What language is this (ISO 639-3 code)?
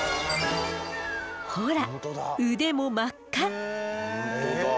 jpn